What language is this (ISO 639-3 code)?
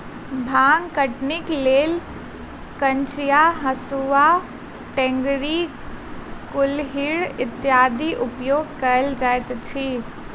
mai